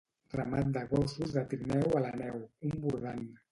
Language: Catalan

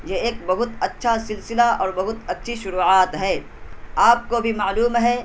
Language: Urdu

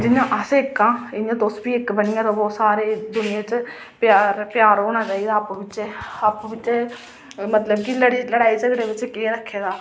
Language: Dogri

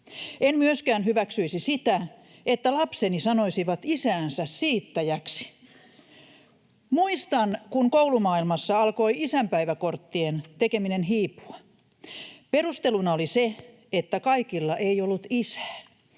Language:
Finnish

